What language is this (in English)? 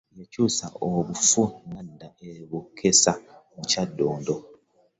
Ganda